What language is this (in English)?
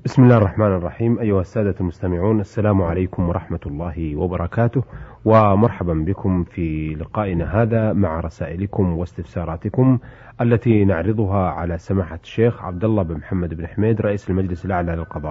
Arabic